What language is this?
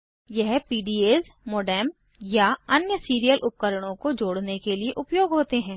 Hindi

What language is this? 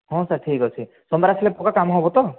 Odia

